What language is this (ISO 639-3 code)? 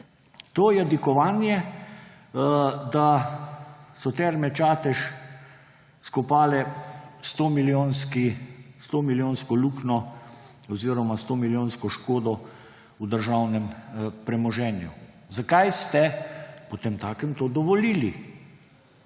slv